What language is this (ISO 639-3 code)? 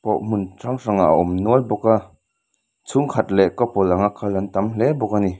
lus